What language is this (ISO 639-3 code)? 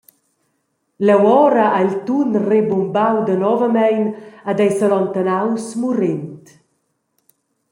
roh